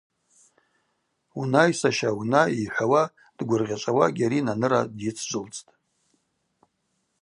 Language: Abaza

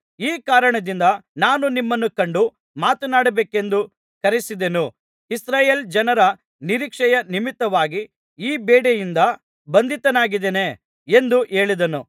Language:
Kannada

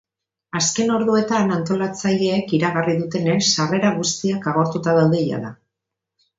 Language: Basque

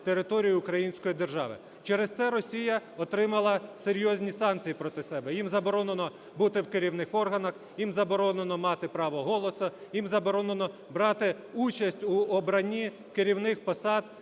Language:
Ukrainian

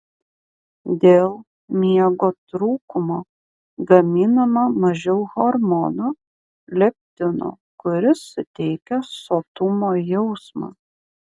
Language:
Lithuanian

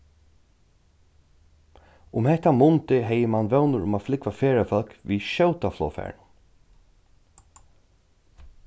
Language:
Faroese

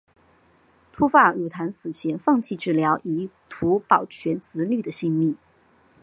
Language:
Chinese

